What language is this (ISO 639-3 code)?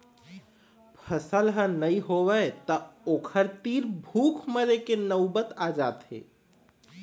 hne